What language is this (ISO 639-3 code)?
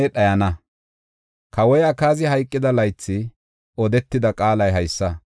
gof